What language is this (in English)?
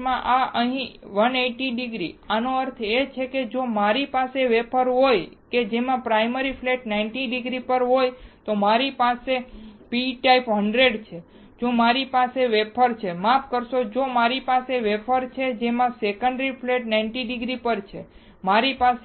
Gujarati